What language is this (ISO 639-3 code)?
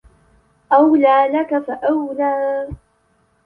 ara